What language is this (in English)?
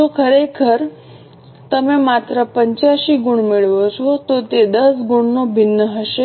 Gujarati